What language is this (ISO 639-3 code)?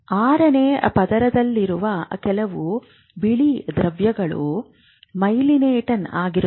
kan